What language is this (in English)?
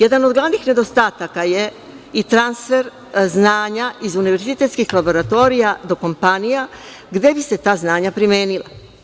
Serbian